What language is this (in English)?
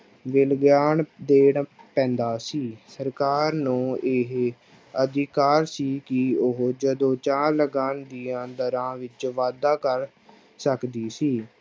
Punjabi